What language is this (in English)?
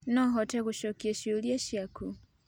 Kikuyu